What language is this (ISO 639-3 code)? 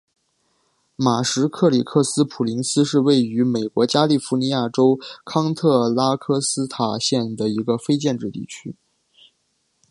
zho